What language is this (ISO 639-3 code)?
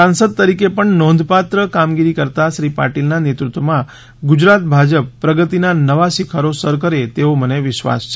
guj